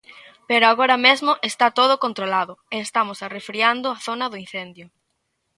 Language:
Galician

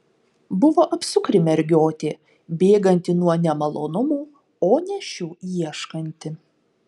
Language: Lithuanian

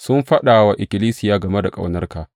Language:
Hausa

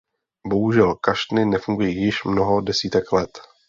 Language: Czech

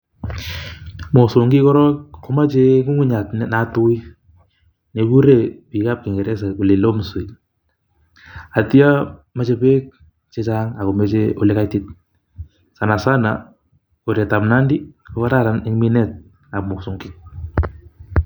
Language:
Kalenjin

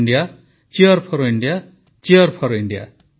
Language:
Odia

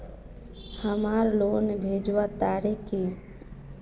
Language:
Magahi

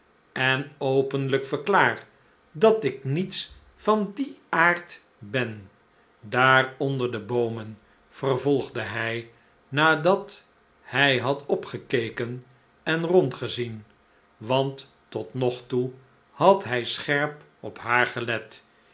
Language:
Dutch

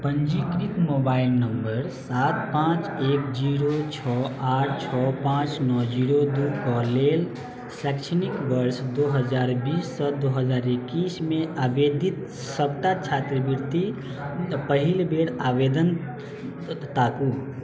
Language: Maithili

